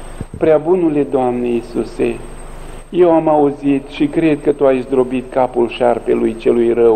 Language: Romanian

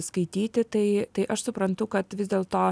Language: Lithuanian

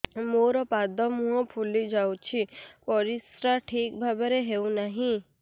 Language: Odia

